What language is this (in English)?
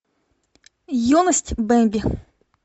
Russian